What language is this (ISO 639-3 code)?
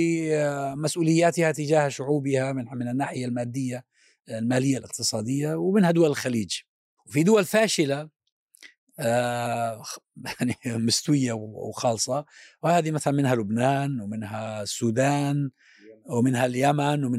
ara